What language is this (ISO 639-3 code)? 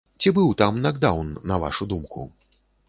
bel